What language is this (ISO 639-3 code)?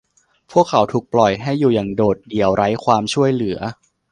tha